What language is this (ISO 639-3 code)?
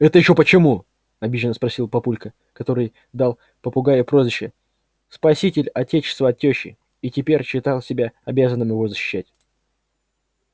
rus